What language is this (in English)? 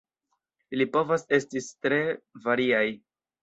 Esperanto